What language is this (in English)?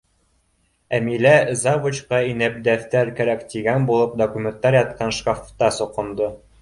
Bashkir